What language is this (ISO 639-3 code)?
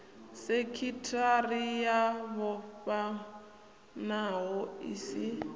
ven